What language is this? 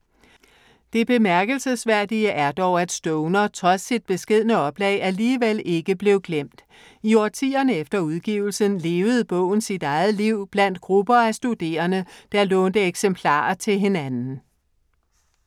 Danish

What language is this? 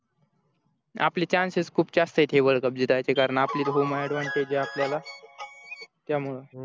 Marathi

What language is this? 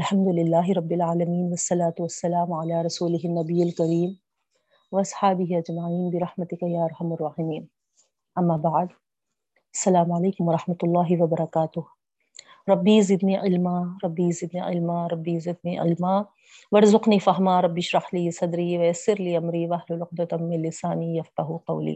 Urdu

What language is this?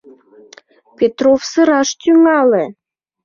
Mari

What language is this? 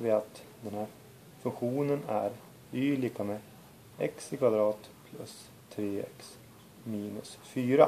Swedish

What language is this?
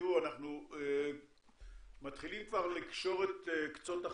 Hebrew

